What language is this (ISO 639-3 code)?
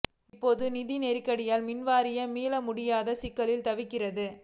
tam